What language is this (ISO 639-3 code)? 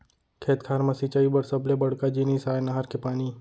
hne